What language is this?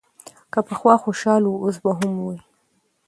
Pashto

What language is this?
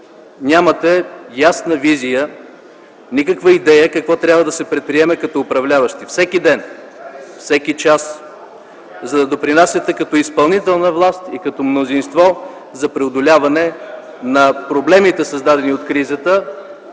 Bulgarian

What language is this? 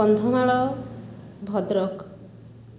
Odia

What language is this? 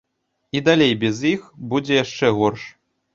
Belarusian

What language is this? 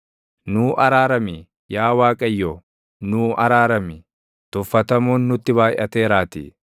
Oromo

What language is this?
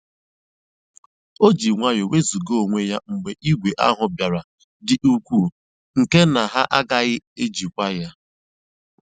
Igbo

